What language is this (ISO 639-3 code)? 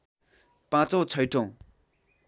nep